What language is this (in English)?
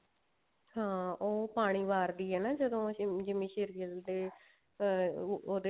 Punjabi